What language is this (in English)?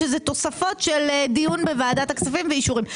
Hebrew